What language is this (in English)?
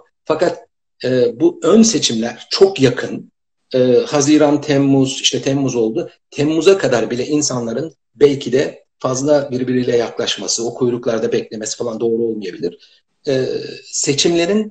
Turkish